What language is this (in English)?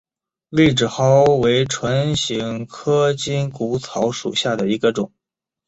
Chinese